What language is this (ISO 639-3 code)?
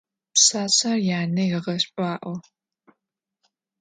ady